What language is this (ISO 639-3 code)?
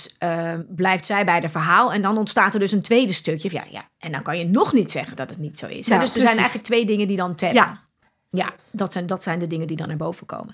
nld